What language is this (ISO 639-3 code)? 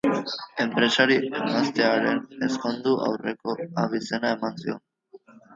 eus